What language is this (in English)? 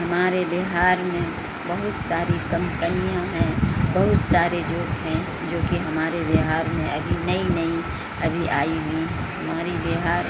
Urdu